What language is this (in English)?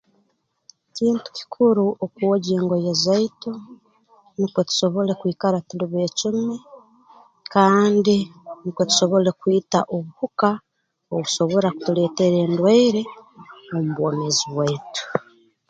Tooro